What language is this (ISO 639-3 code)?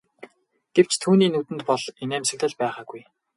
mon